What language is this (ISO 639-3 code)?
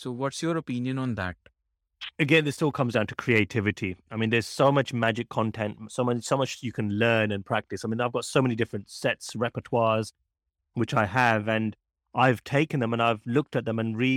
eng